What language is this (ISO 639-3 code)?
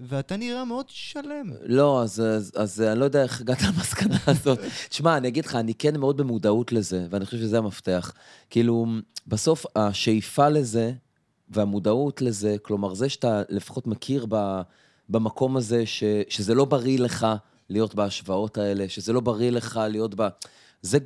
heb